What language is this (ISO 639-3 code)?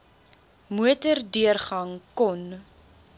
afr